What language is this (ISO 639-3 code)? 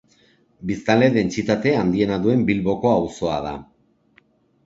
eus